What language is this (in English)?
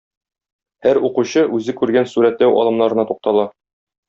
Tatar